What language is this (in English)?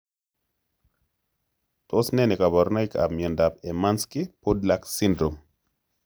Kalenjin